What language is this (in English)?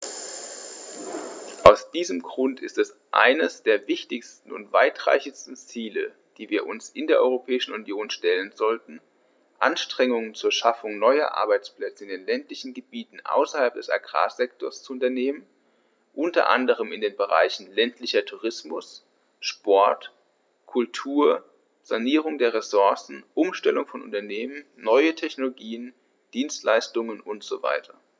German